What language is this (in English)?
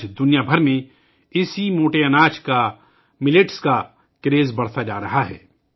Urdu